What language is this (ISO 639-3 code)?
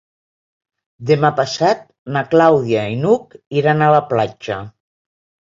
cat